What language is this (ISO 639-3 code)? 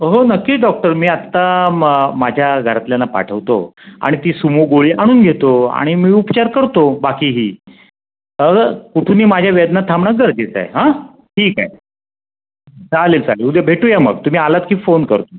mar